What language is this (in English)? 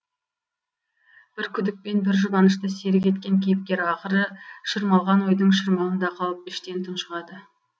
Kazakh